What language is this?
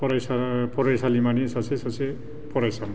Bodo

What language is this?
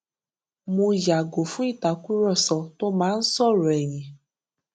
Yoruba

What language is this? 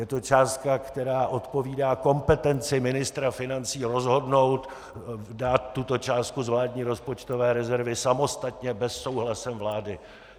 Czech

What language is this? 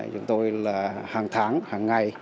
Vietnamese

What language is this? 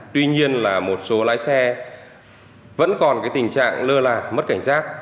Vietnamese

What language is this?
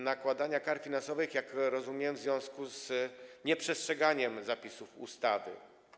Polish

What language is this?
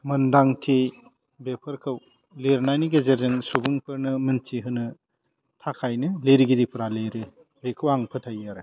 Bodo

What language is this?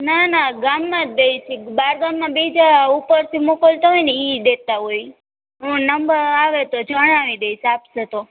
Gujarati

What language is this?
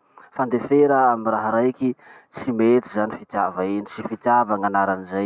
Masikoro Malagasy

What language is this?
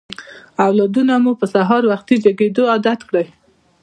Pashto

